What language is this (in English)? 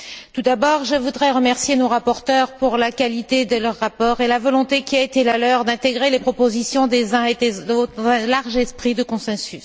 French